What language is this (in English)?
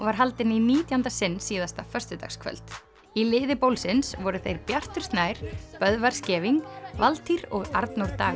Icelandic